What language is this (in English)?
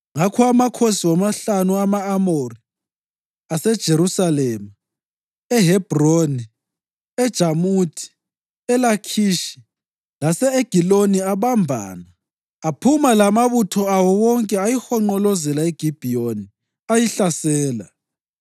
North Ndebele